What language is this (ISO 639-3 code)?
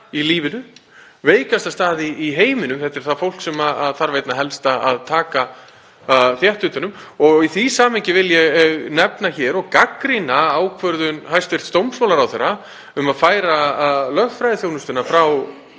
isl